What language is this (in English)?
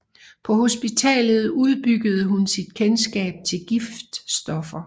Danish